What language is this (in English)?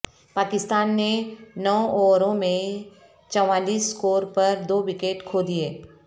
Urdu